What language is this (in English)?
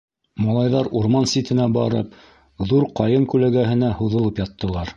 Bashkir